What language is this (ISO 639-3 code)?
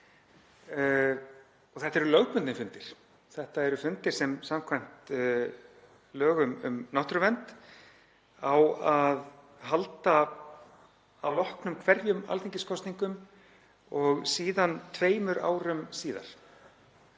isl